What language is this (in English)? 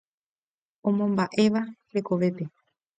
Guarani